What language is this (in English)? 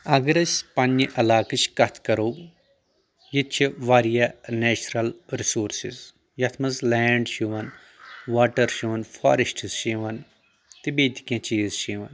Kashmiri